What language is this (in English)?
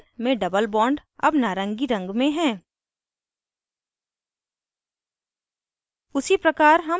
Hindi